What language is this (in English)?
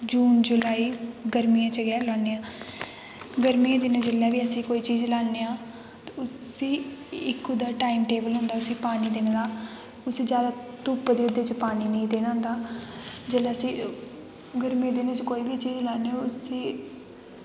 Dogri